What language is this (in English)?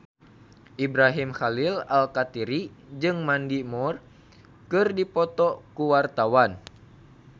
Sundanese